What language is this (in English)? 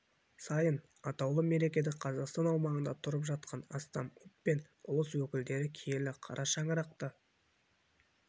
Kazakh